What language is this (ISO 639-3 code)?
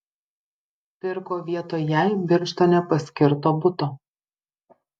lit